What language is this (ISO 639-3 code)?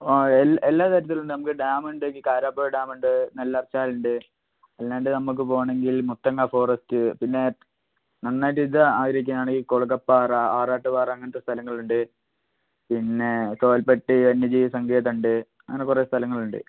mal